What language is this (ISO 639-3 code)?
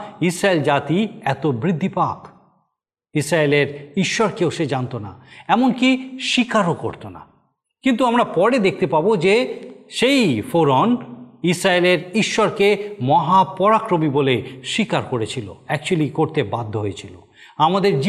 ben